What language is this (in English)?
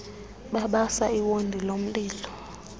Xhosa